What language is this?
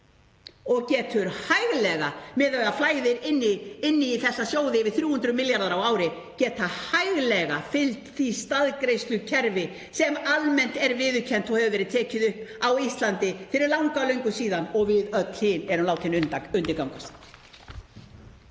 Icelandic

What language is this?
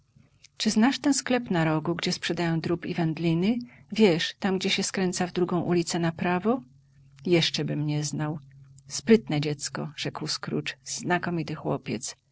Polish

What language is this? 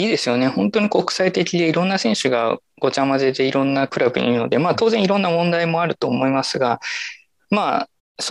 Japanese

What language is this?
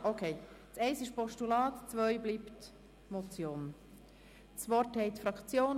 Swiss German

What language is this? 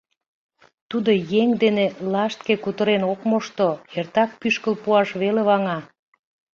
Mari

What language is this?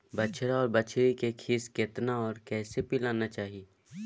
Maithili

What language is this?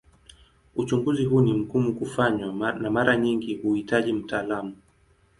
Swahili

